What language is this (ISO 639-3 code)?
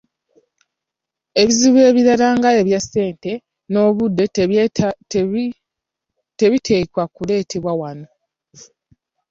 lug